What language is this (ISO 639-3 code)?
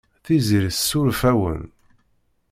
kab